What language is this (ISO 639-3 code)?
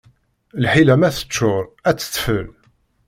kab